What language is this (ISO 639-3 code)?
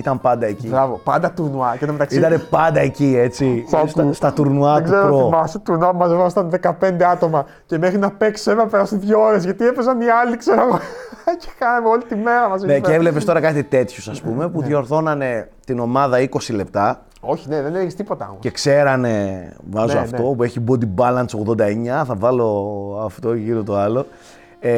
ell